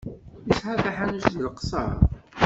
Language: Kabyle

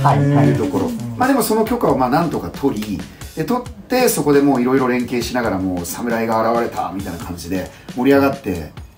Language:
Japanese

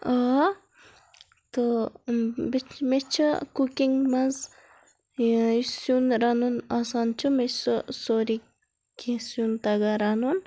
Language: Kashmiri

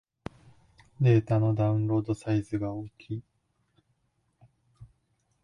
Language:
Japanese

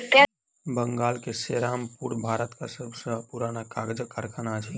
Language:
Maithili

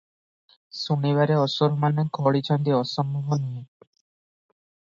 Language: Odia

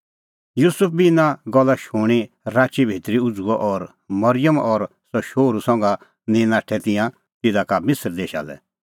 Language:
Kullu Pahari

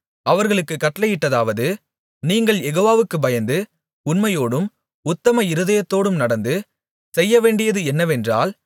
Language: Tamil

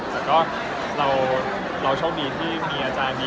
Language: Thai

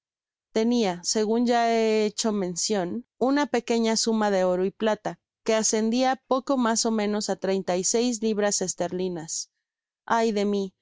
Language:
Spanish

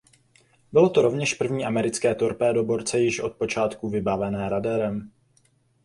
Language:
Czech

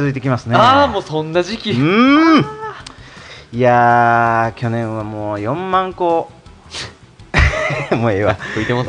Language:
Japanese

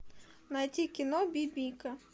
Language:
Russian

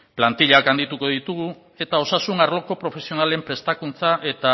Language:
Basque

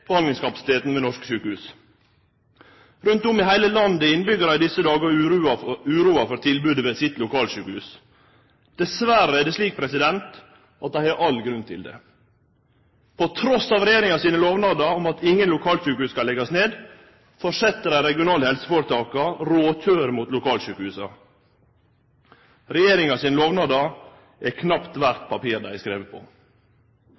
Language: Norwegian Nynorsk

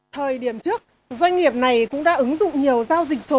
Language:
Vietnamese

